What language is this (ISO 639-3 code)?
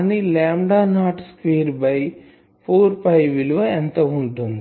tel